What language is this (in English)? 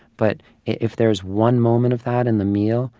English